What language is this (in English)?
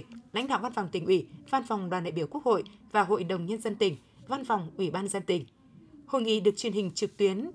Vietnamese